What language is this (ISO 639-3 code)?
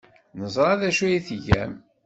kab